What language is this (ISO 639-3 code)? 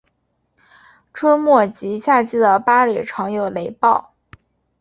zho